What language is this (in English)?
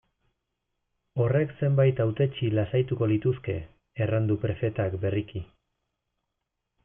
Basque